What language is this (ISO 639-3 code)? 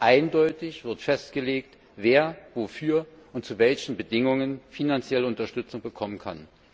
deu